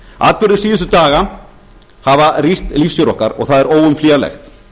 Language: Icelandic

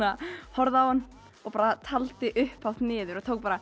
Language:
Icelandic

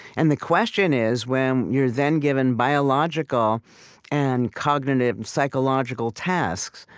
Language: English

